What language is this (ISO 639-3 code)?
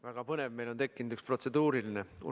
est